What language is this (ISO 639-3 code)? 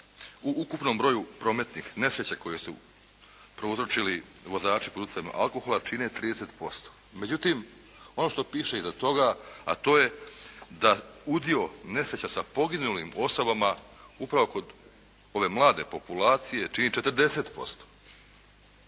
hrv